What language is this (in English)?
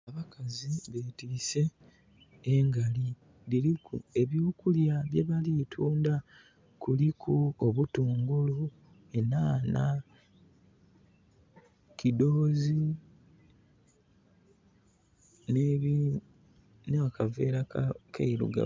Soga